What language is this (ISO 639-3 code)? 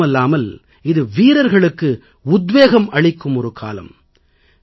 tam